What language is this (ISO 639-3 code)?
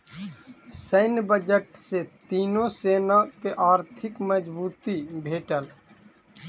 mai